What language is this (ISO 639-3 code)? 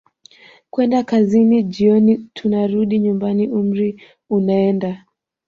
swa